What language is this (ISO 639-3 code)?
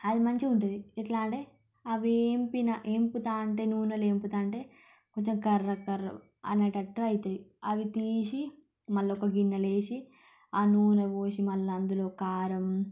tel